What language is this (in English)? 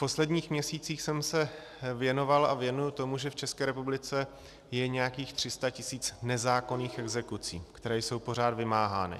Czech